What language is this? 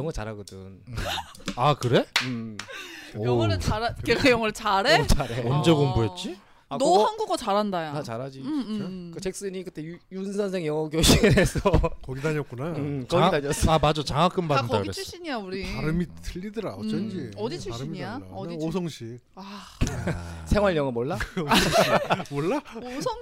Korean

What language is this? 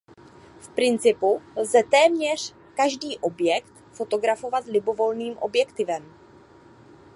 Czech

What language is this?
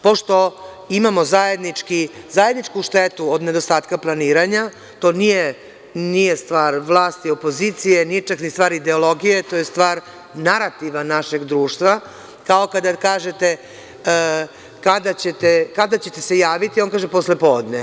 Serbian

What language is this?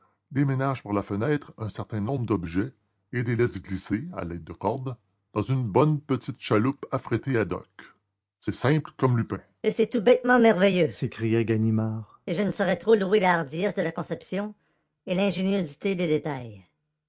French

